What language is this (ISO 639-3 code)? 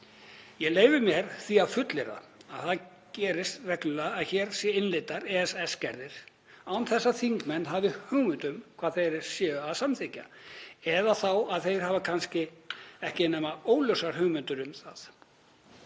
isl